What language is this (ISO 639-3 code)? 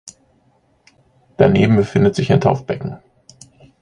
deu